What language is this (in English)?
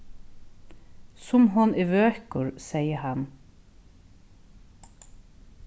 Faroese